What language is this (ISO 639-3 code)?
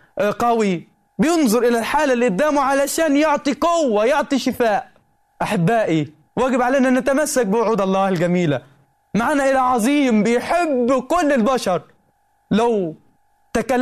ara